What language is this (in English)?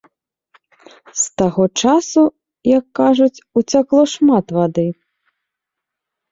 Belarusian